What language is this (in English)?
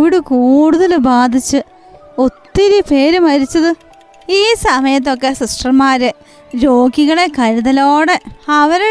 Malayalam